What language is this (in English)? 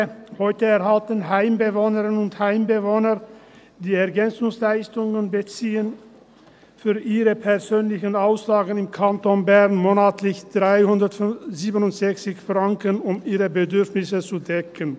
Swiss German